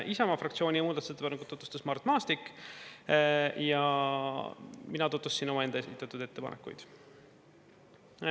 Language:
Estonian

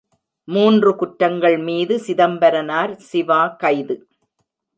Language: Tamil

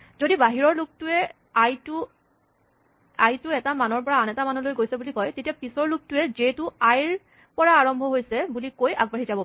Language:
Assamese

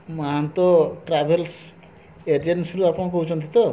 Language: Odia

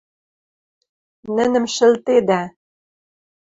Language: Western Mari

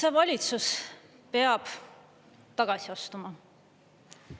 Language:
Estonian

